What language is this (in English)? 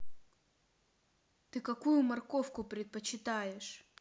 Russian